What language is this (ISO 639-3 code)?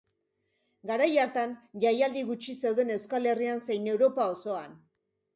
eus